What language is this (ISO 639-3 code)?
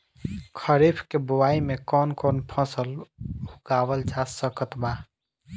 bho